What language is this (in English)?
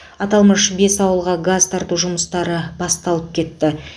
Kazakh